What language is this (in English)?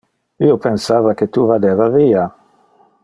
Interlingua